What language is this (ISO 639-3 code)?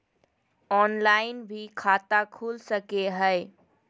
mag